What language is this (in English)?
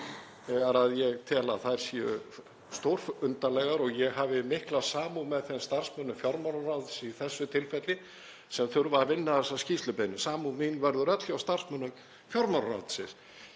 Icelandic